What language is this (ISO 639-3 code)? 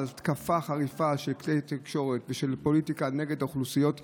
heb